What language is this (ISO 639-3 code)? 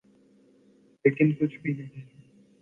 urd